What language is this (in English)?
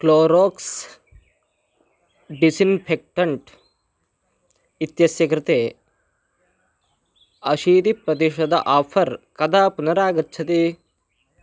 Sanskrit